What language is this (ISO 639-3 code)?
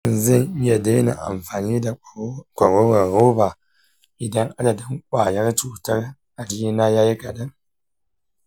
hau